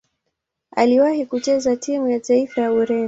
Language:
Swahili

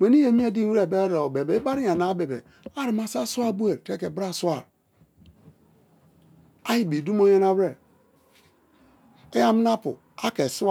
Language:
Kalabari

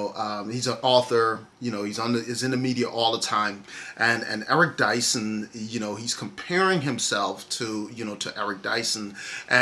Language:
English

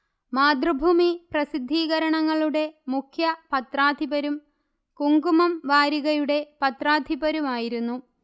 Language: Malayalam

